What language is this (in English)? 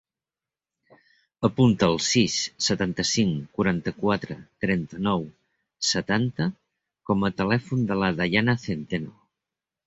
Catalan